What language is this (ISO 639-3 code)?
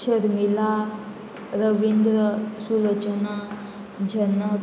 kok